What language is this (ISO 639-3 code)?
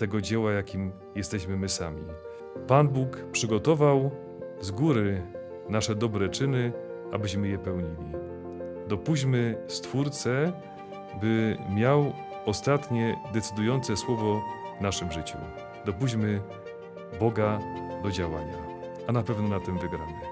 pol